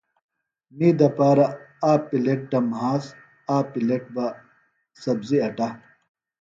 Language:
Phalura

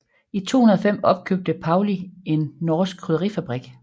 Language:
Danish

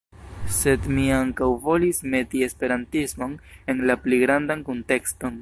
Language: Esperanto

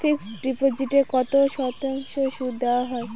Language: Bangla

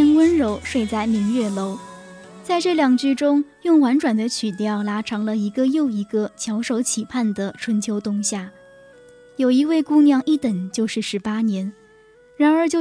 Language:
Chinese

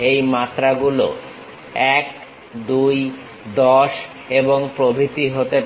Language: Bangla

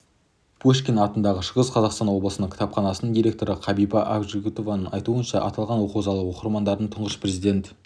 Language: Kazakh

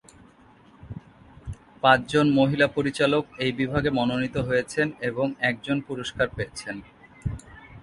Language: Bangla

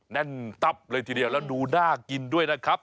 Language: Thai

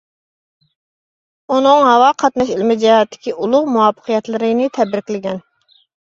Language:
Uyghur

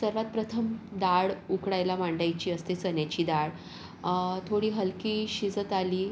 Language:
Marathi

